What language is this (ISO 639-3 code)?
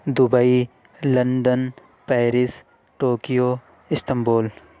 urd